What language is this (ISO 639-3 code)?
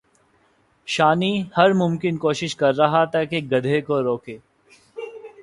urd